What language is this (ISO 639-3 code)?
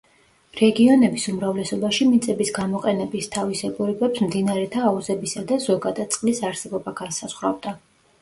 kat